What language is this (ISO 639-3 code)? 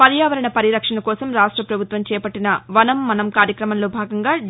tel